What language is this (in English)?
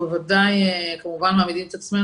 Hebrew